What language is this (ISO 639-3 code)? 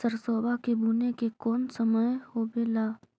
mag